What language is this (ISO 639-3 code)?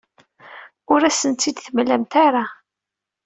kab